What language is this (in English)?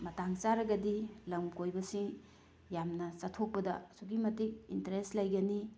Manipuri